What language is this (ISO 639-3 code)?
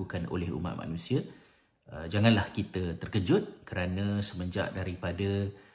msa